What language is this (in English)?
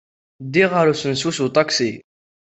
Kabyle